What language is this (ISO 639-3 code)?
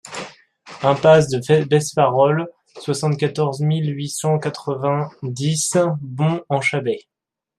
fra